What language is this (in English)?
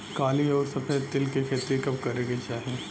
Bhojpuri